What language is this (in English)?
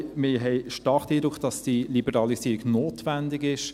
Swiss German